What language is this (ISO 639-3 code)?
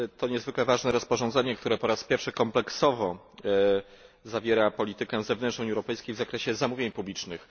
pol